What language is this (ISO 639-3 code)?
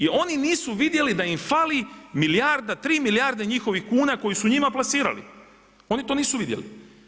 hrv